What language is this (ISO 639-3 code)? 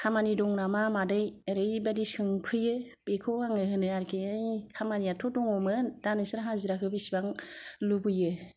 brx